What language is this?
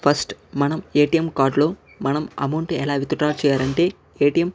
Telugu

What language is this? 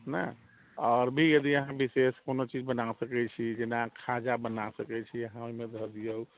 Maithili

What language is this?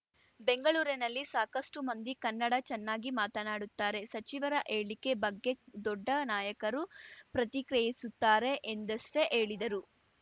Kannada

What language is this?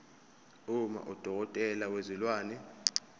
Zulu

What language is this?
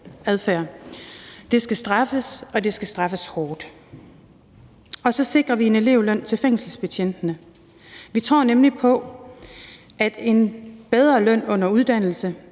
Danish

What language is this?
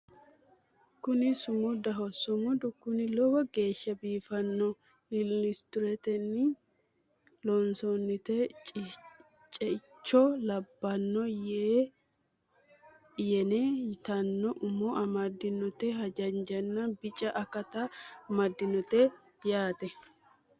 Sidamo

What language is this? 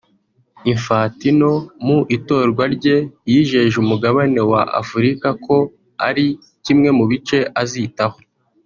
Kinyarwanda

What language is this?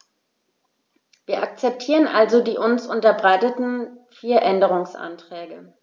German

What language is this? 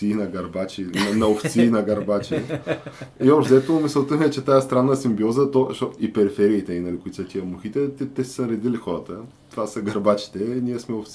Bulgarian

